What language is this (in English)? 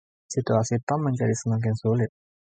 Indonesian